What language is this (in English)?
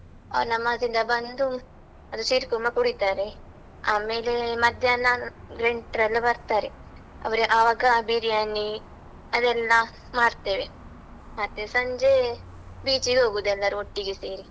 Kannada